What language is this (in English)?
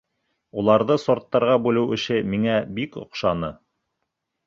Bashkir